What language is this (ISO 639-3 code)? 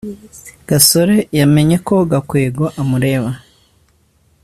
kin